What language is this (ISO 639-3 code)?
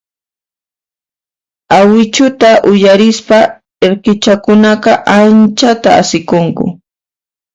qxp